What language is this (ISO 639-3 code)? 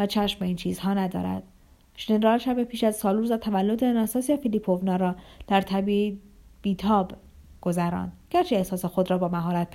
fas